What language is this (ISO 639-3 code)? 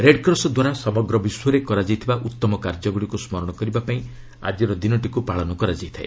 ori